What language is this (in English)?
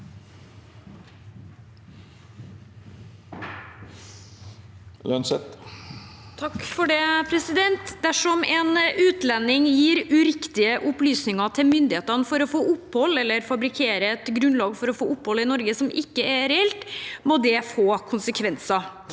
Norwegian